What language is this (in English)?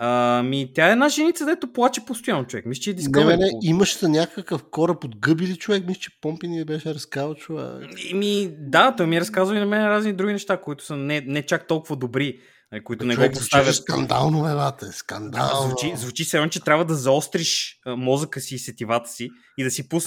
Bulgarian